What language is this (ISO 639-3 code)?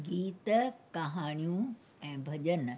snd